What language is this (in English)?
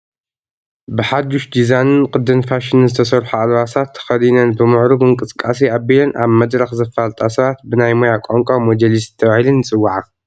Tigrinya